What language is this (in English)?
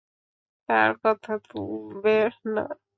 Bangla